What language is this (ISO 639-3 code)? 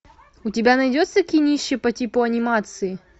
rus